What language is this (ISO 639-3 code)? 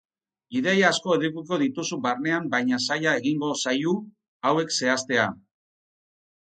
eus